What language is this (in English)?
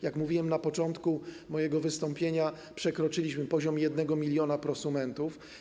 Polish